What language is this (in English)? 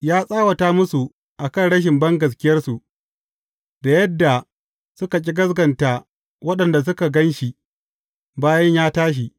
Hausa